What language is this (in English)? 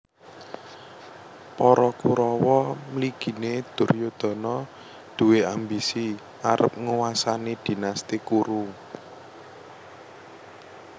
Javanese